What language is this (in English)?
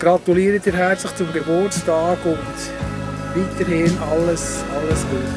German